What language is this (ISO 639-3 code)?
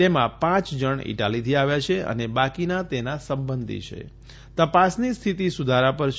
guj